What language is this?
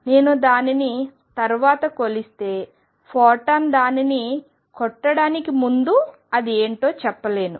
Telugu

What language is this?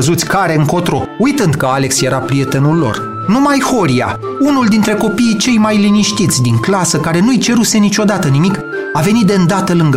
Romanian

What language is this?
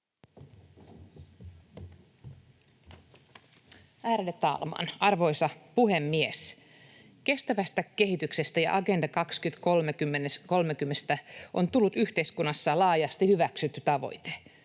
Finnish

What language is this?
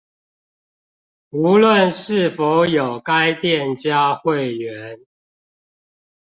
Chinese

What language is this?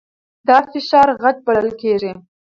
Pashto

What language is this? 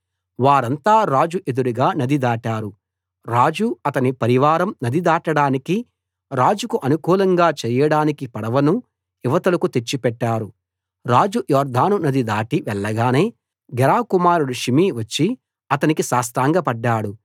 Telugu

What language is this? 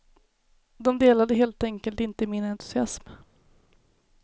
Swedish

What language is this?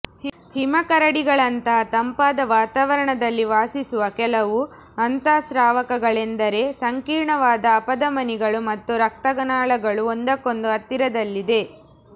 Kannada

